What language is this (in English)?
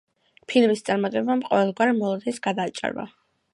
Georgian